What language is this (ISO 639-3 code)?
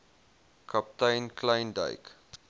afr